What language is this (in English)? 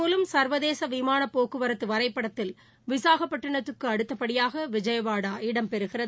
Tamil